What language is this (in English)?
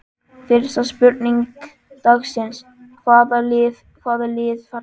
Icelandic